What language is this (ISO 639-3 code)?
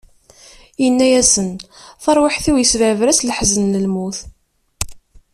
kab